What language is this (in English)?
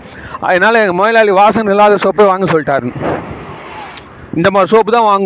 Tamil